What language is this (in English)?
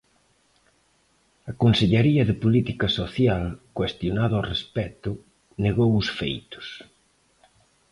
Galician